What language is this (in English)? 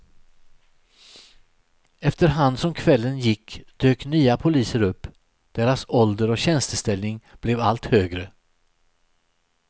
Swedish